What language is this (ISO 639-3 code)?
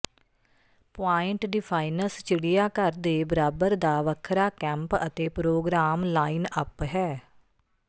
pan